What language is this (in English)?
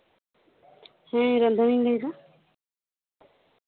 Santali